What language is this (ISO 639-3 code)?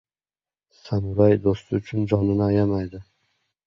uzb